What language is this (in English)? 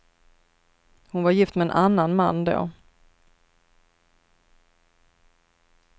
Swedish